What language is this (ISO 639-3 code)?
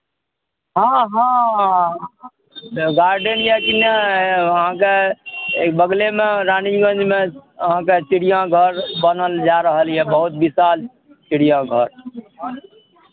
mai